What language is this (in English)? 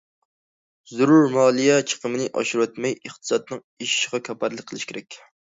Uyghur